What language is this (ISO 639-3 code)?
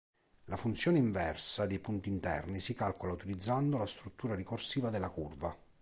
ita